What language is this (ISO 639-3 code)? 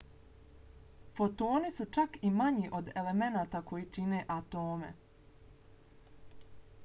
bos